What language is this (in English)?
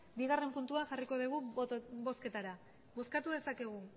Basque